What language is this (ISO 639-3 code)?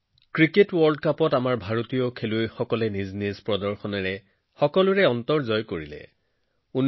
asm